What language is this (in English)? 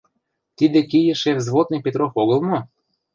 Mari